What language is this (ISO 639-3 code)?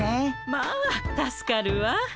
jpn